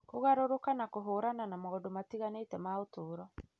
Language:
Kikuyu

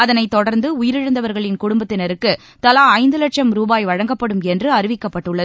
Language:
Tamil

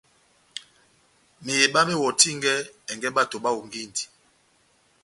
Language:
Batanga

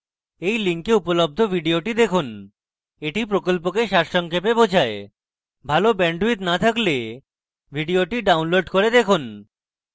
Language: Bangla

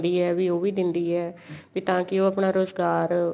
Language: Punjabi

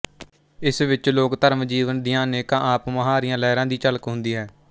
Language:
Punjabi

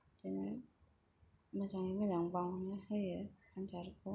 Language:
Bodo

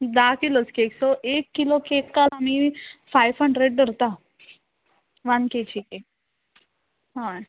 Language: Konkani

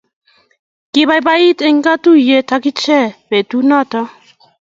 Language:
Kalenjin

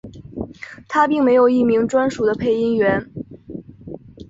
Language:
Chinese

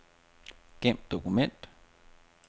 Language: Danish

